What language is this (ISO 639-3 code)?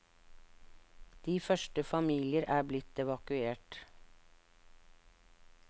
nor